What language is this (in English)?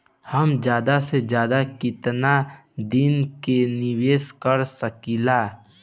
Bhojpuri